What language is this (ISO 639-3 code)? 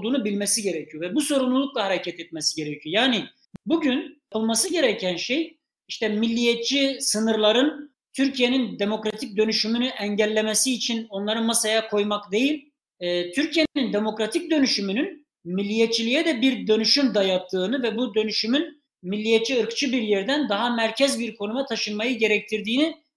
tur